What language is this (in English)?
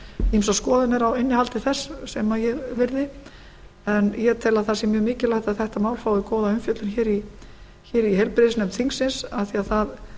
Icelandic